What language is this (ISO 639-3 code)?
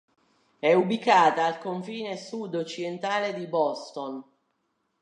ita